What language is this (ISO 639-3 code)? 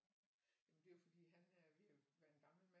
dan